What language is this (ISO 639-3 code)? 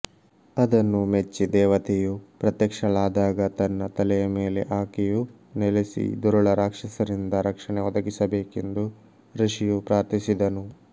kan